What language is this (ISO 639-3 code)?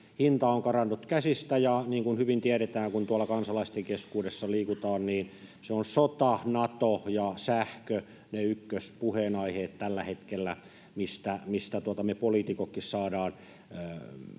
fin